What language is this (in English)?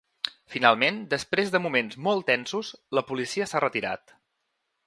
Catalan